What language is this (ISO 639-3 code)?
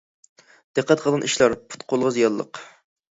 uig